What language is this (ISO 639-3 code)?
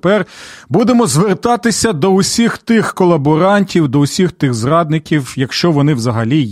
ukr